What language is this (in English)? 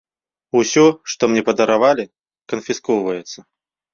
Belarusian